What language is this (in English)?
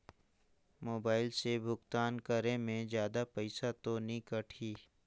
Chhattisgarhi